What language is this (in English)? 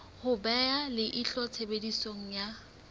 Southern Sotho